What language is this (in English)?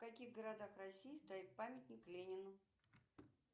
Russian